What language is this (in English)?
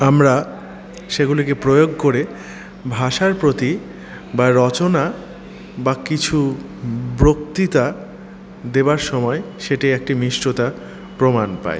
Bangla